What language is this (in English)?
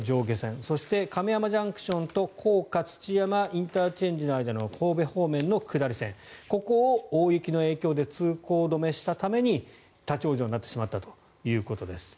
Japanese